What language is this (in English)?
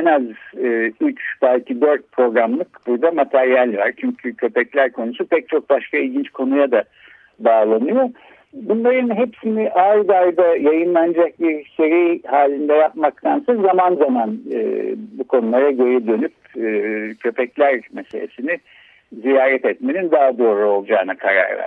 Turkish